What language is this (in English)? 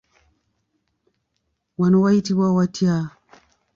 Ganda